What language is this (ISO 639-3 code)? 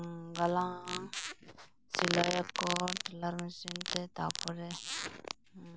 sat